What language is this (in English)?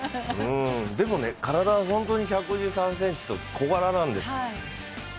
Japanese